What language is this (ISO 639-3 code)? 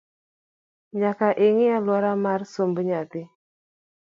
luo